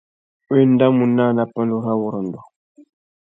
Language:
Tuki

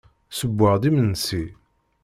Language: Kabyle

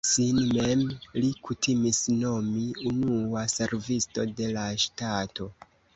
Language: Esperanto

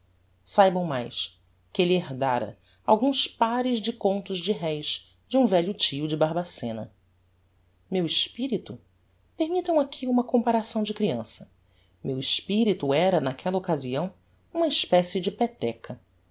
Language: Portuguese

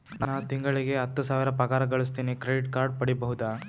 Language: Kannada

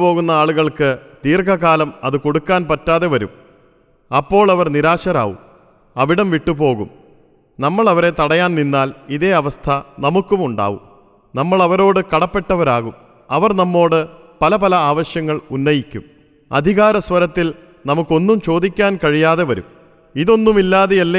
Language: Malayalam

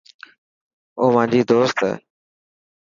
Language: Dhatki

